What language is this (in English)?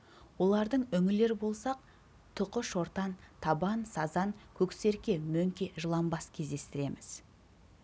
Kazakh